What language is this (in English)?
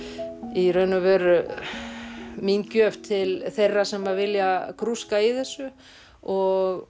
Icelandic